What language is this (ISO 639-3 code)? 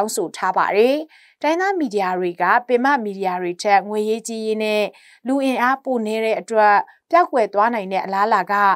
tha